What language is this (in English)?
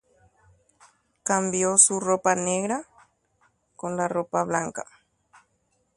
Guarani